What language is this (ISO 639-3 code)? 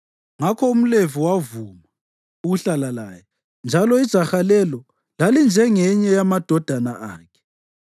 nde